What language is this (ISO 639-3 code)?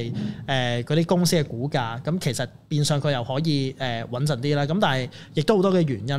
zho